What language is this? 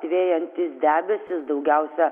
Lithuanian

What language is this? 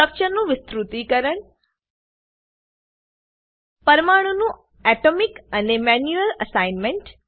Gujarati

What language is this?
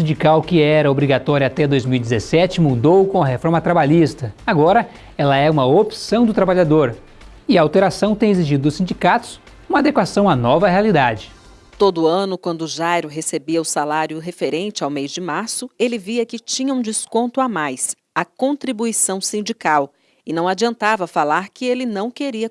Portuguese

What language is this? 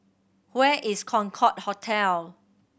English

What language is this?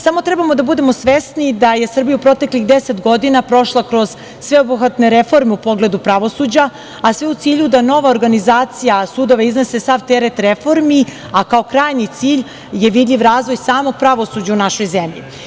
Serbian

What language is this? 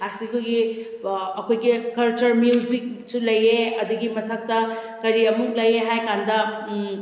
Manipuri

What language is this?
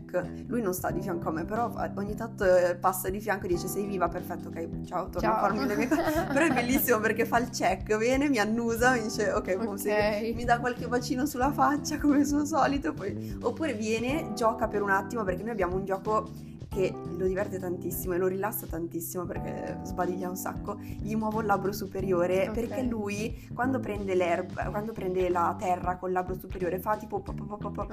Italian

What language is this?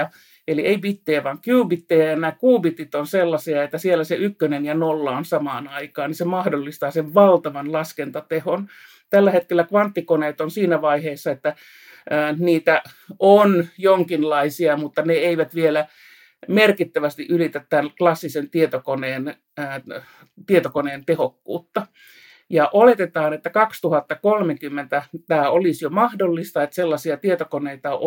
Finnish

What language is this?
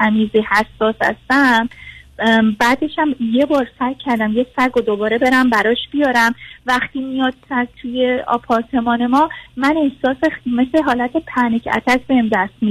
Persian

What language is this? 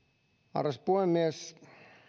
Finnish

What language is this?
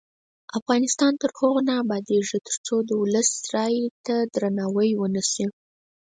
Pashto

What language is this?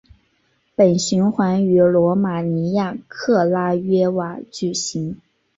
Chinese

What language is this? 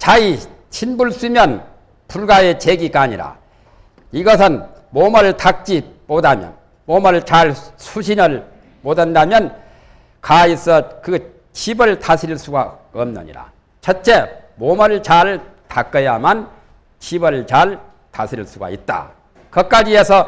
Korean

